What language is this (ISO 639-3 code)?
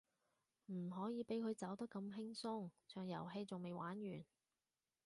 yue